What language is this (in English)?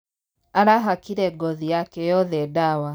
Kikuyu